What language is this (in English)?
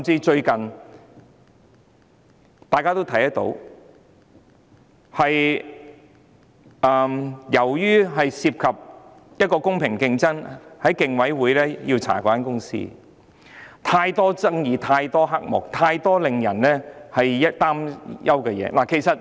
Cantonese